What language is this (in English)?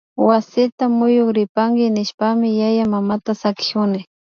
Imbabura Highland Quichua